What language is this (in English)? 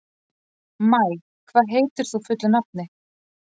Icelandic